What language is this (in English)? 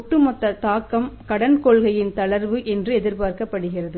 Tamil